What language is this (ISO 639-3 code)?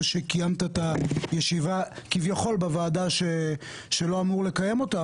heb